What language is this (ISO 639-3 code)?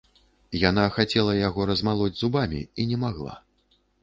bel